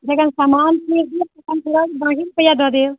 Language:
Maithili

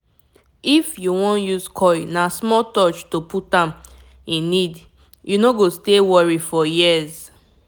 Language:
Nigerian Pidgin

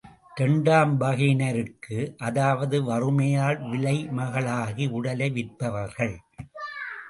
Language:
Tamil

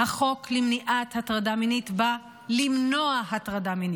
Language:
Hebrew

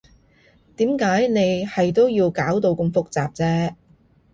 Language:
Cantonese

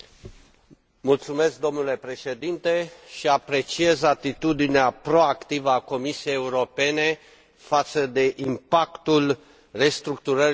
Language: Romanian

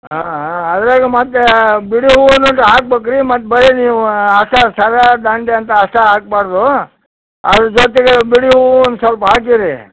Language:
Kannada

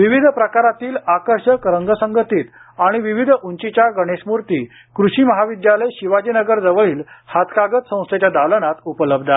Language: Marathi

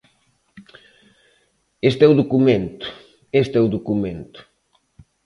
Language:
Galician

